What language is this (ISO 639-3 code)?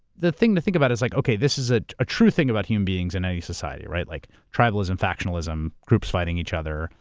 eng